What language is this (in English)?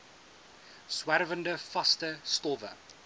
Afrikaans